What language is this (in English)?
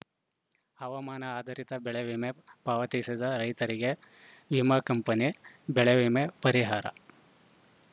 Kannada